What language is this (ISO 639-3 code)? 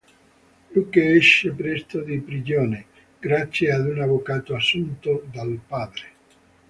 ita